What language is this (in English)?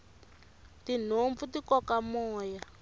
Tsonga